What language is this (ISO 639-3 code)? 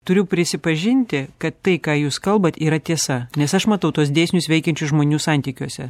lit